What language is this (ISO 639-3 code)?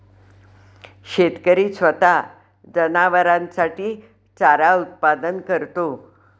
mar